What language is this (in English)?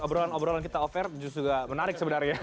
Indonesian